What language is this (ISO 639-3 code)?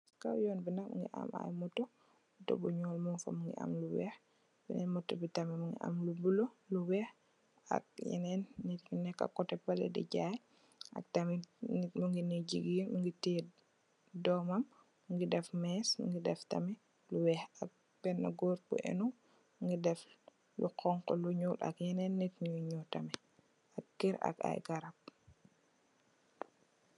wol